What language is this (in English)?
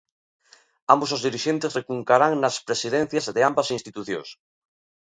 Galician